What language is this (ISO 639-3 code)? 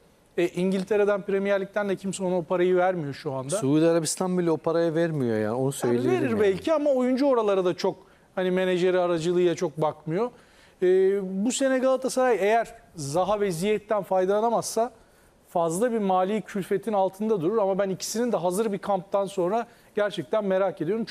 tur